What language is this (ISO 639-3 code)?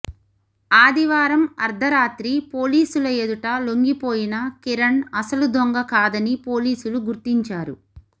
tel